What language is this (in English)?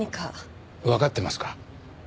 Japanese